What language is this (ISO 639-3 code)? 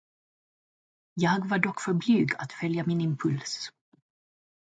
swe